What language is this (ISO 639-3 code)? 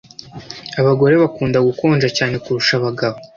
kin